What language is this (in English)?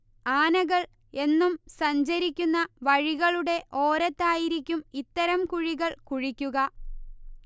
Malayalam